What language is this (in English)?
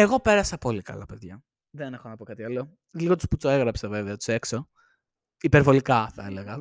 Greek